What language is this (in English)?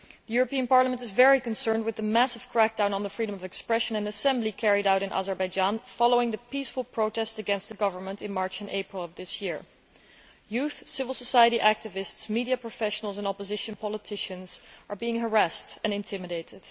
English